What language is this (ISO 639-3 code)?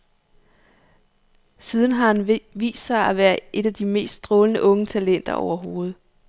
dan